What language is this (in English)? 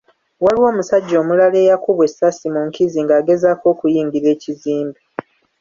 Ganda